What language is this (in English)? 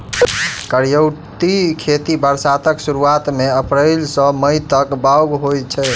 Maithili